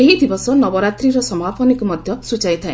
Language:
Odia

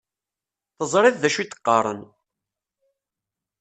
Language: Kabyle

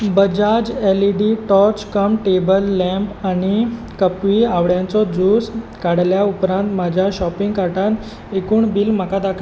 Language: Konkani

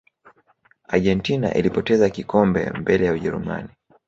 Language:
Swahili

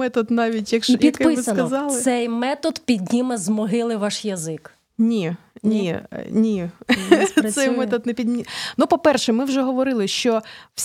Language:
Ukrainian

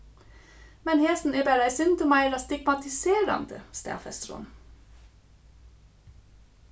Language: Faroese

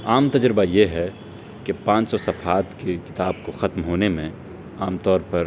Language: Urdu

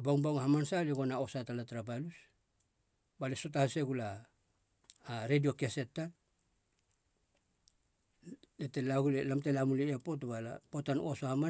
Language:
Halia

